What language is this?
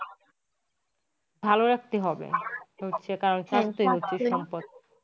Bangla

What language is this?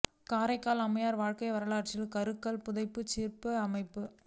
Tamil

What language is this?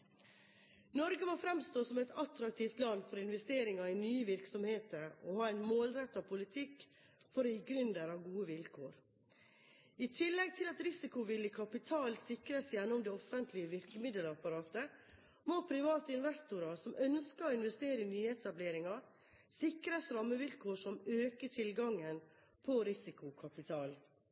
Norwegian Bokmål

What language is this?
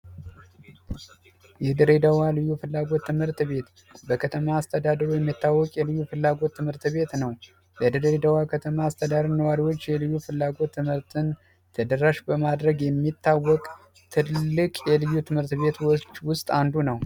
Amharic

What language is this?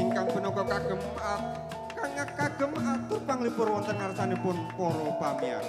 Indonesian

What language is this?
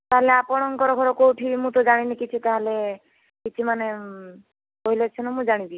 Odia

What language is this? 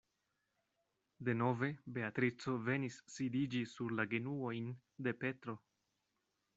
Esperanto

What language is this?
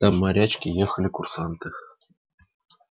Russian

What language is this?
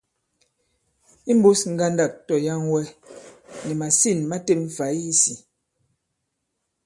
Bankon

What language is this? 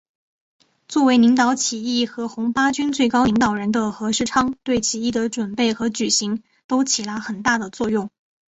Chinese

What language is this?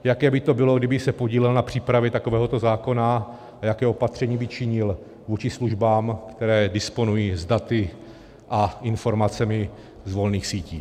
Czech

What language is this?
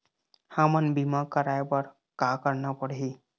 Chhattisgarhi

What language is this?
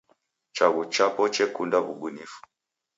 Taita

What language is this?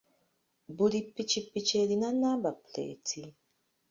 Ganda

